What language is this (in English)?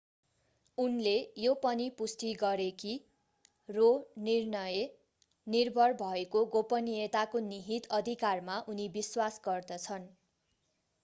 Nepali